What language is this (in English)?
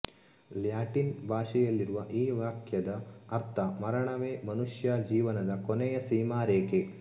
Kannada